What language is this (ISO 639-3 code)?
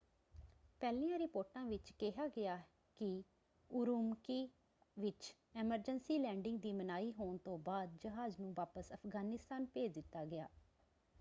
pan